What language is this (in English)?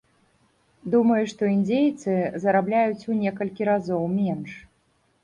Belarusian